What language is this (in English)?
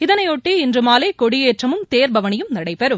Tamil